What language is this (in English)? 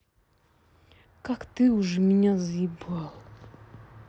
Russian